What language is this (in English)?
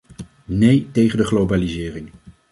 Dutch